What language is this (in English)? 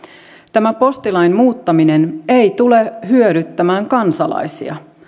Finnish